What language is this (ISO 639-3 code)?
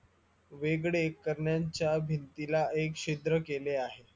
mar